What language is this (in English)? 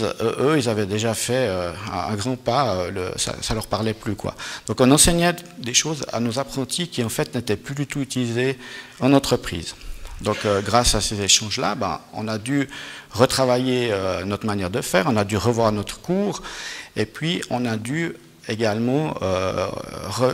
French